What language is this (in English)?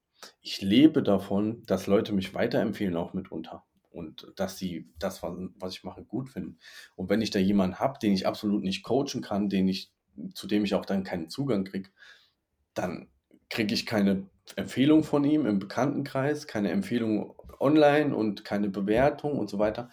German